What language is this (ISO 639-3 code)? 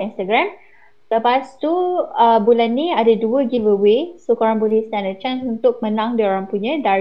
msa